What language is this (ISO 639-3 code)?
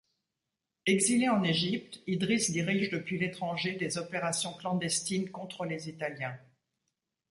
fra